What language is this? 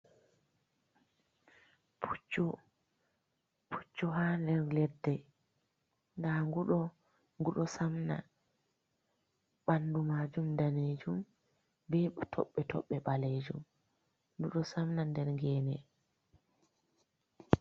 Fula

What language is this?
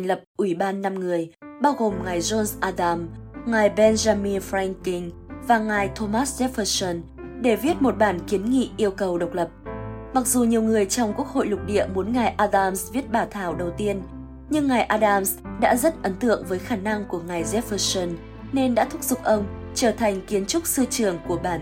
Vietnamese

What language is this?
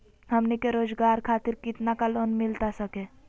Magahi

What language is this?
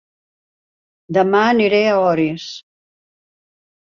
Catalan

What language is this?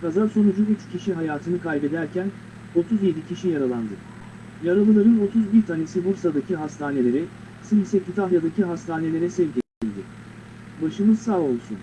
Turkish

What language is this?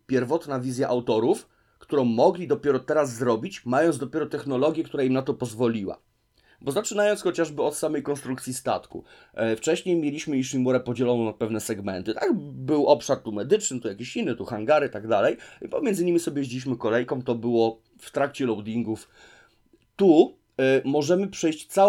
Polish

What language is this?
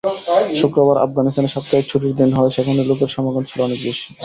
Bangla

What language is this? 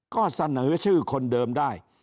Thai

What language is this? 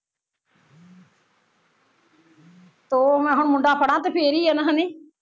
Punjabi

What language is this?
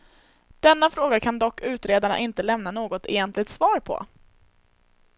Swedish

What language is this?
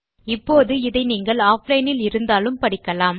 Tamil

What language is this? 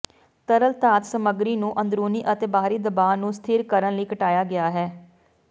Punjabi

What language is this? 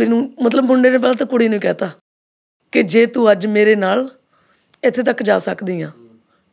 Punjabi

